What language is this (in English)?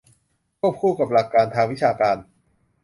Thai